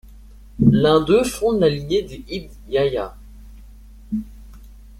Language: French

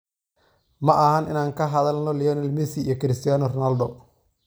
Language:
Somali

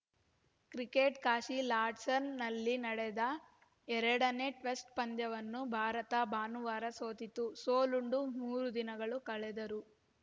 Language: Kannada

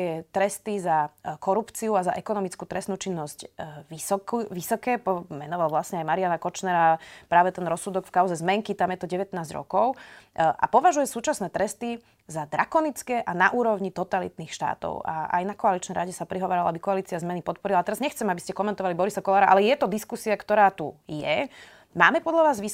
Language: Slovak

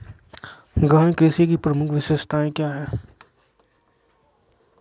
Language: Magahi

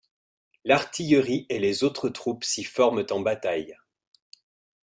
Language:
French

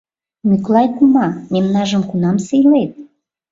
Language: Mari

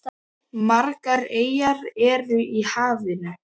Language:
Icelandic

